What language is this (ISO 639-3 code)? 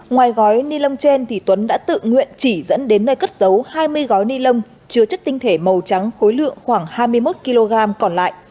vie